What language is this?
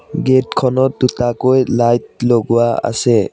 Assamese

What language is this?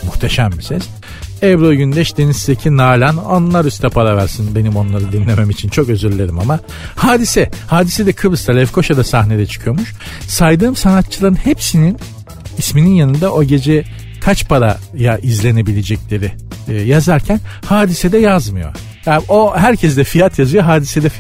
Turkish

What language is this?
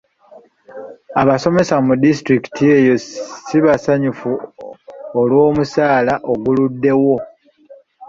Ganda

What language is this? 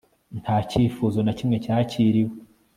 Kinyarwanda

